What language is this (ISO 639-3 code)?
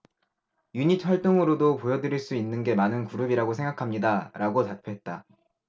kor